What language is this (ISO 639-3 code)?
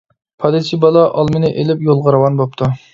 uig